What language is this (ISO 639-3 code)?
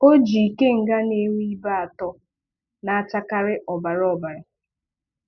ibo